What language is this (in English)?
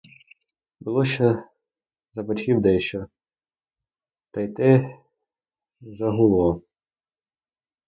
Ukrainian